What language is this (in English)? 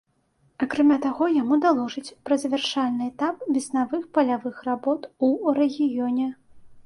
Belarusian